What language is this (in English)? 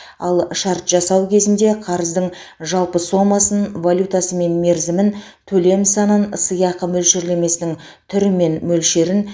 Kazakh